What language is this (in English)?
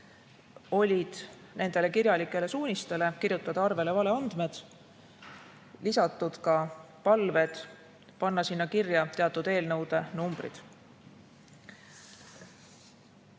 Estonian